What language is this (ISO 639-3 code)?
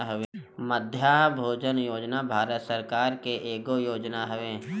bho